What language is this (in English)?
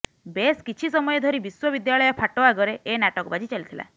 Odia